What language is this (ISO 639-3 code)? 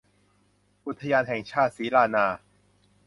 tha